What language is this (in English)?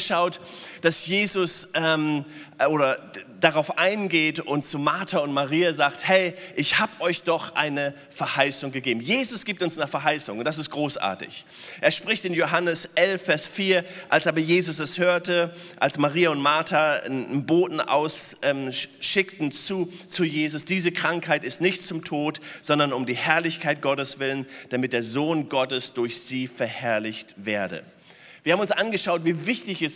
German